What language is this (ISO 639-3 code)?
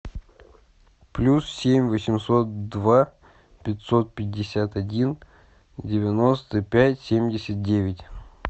rus